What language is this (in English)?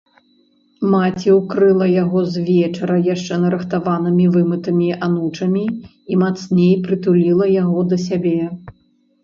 Belarusian